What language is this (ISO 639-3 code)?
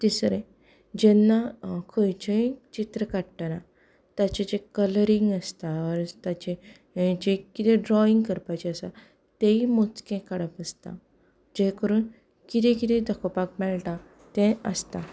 kok